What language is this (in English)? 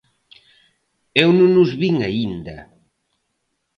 Galician